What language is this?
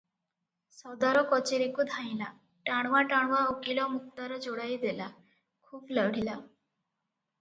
Odia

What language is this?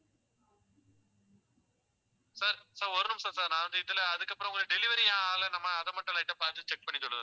Tamil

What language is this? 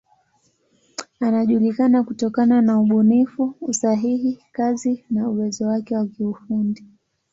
Swahili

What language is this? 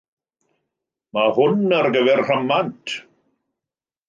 Welsh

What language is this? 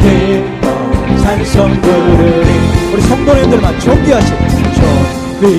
Korean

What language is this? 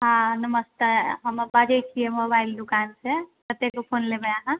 Maithili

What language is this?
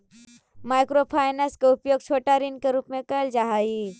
Magahi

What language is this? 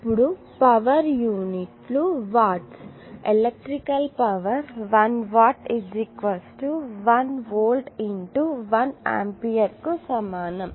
Telugu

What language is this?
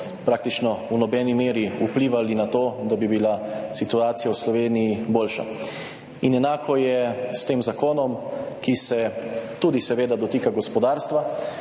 Slovenian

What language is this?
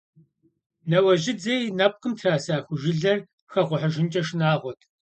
Kabardian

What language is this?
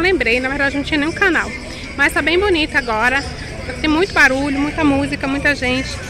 Portuguese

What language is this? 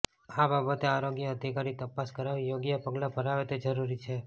Gujarati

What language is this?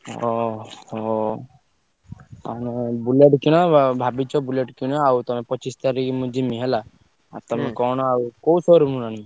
Odia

